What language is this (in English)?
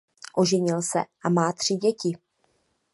Czech